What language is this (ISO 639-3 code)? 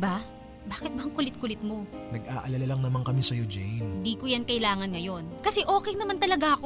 fil